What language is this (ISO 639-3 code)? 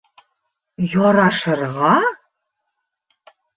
bak